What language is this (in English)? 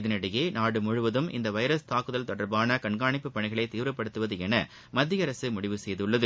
Tamil